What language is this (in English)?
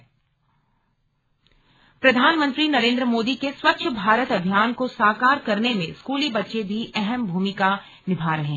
Hindi